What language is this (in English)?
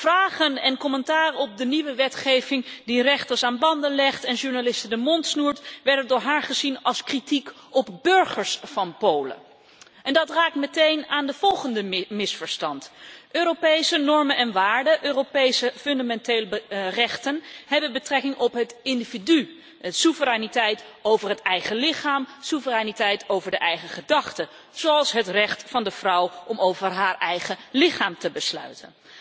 Dutch